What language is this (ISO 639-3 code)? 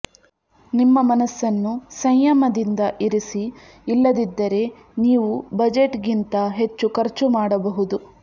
kan